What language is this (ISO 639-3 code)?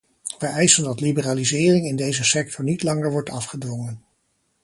nld